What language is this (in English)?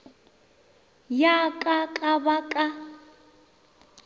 Northern Sotho